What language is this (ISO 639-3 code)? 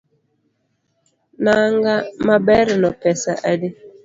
luo